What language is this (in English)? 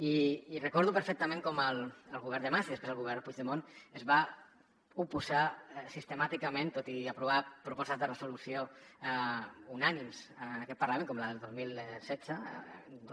Catalan